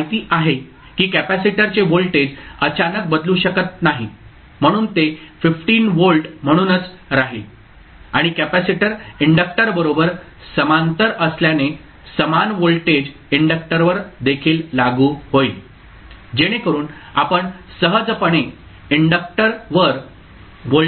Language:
Marathi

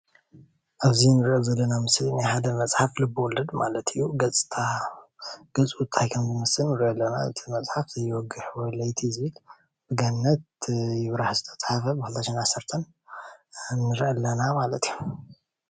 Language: Tigrinya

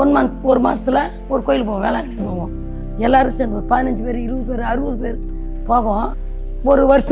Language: Turkish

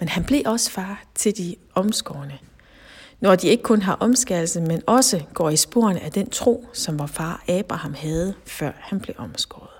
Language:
Danish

